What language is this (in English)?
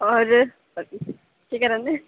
Dogri